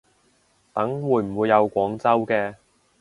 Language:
Cantonese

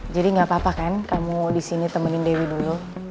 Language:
Indonesian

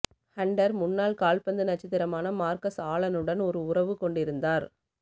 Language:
Tamil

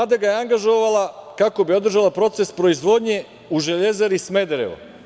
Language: Serbian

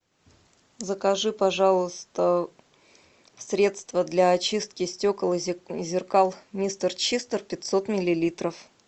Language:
Russian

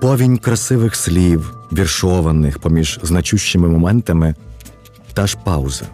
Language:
Ukrainian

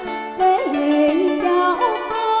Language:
Vietnamese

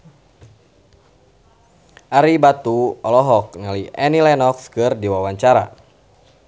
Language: Sundanese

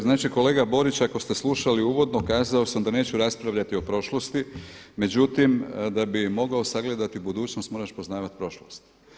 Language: Croatian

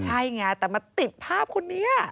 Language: Thai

